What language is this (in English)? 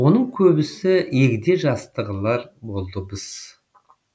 Kazakh